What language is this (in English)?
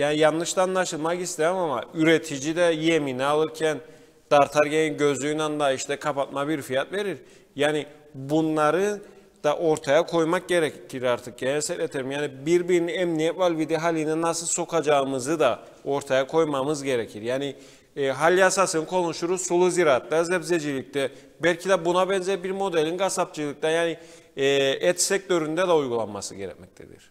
Turkish